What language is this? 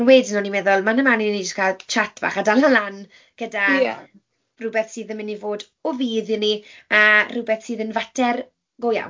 Welsh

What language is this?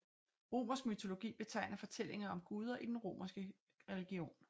Danish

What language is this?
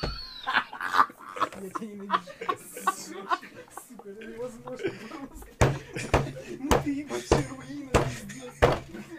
Russian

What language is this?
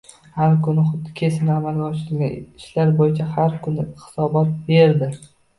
Uzbek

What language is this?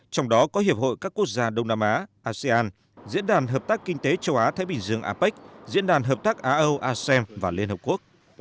Vietnamese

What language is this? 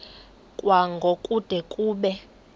Xhosa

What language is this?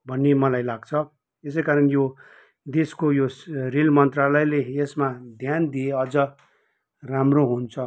Nepali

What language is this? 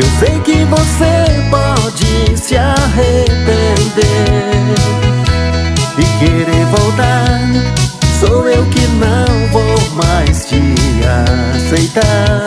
Portuguese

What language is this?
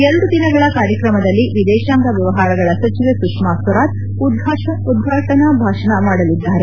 Kannada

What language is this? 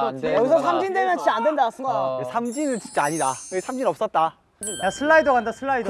Korean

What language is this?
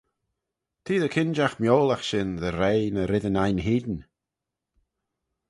Manx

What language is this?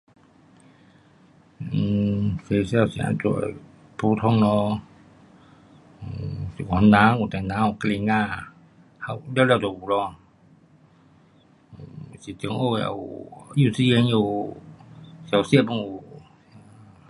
Pu-Xian Chinese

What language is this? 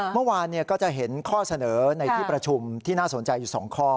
Thai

